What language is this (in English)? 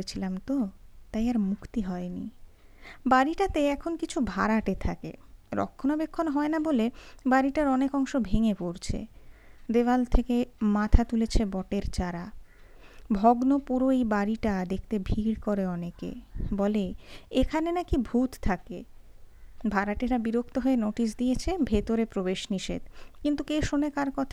Bangla